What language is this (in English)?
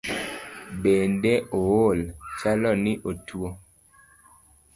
Luo (Kenya and Tanzania)